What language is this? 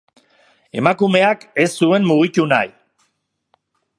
Basque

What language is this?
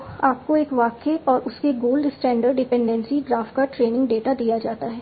Hindi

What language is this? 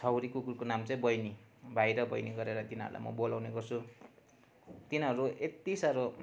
Nepali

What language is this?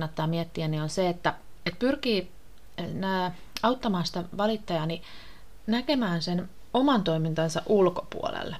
Finnish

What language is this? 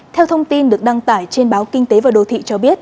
Vietnamese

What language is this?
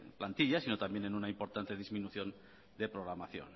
Spanish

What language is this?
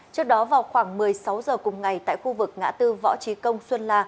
Vietnamese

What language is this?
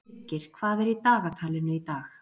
Icelandic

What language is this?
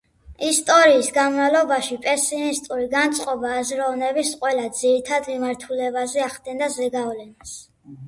Georgian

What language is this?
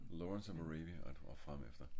Danish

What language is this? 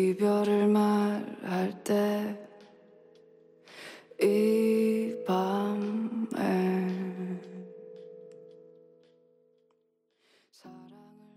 Korean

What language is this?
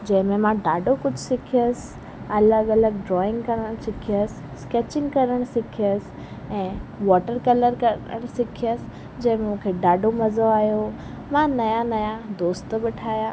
Sindhi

